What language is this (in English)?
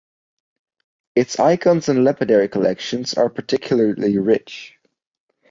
English